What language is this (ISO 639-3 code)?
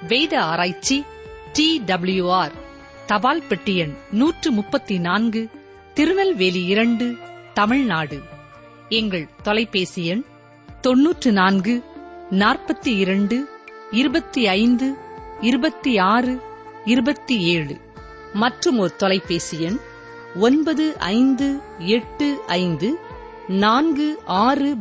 tam